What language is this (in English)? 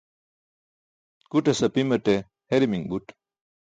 Burushaski